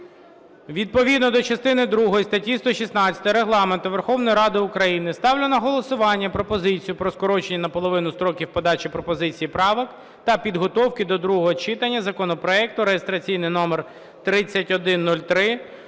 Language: Ukrainian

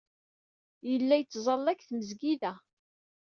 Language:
Kabyle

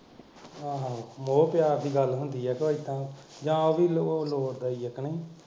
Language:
Punjabi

